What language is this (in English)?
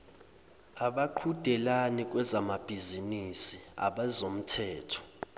Zulu